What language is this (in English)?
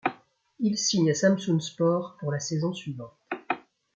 French